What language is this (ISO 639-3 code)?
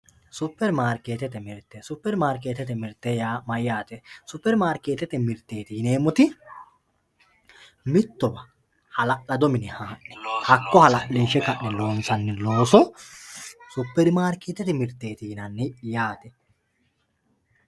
sid